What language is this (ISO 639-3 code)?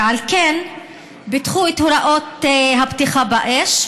heb